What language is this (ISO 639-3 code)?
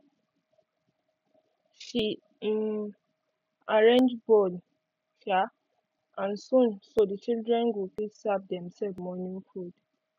pcm